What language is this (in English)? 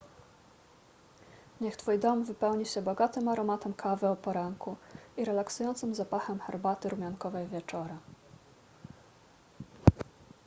Polish